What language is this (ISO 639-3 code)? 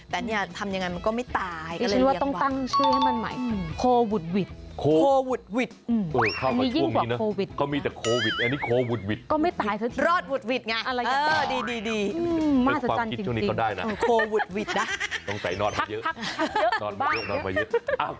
tha